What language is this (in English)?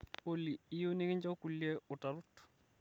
Masai